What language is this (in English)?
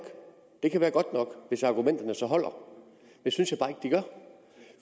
Danish